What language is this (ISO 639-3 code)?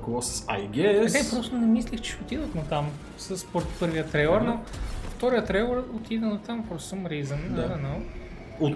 bul